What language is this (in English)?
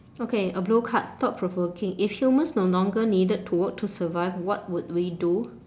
English